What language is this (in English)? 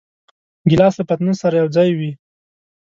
Pashto